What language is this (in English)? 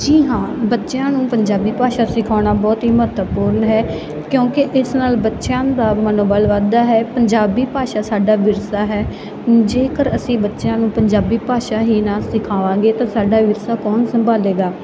Punjabi